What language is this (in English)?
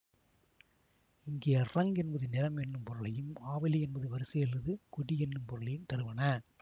Tamil